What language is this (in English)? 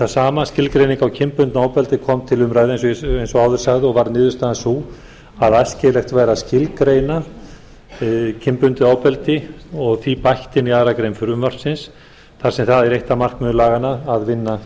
Icelandic